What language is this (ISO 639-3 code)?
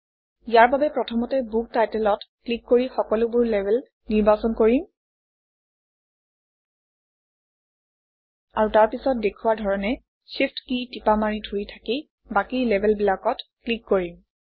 asm